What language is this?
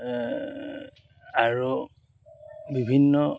Assamese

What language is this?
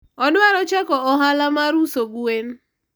Luo (Kenya and Tanzania)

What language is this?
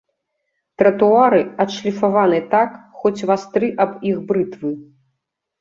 Belarusian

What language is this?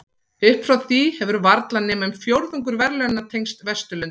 Icelandic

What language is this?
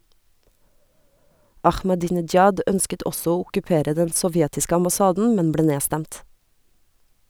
Norwegian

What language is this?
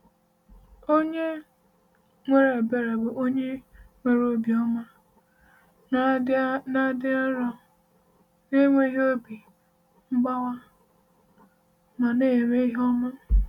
Igbo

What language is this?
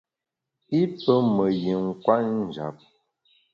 Bamun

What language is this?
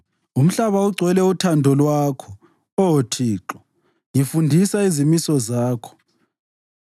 North Ndebele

